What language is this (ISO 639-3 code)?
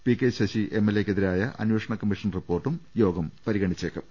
mal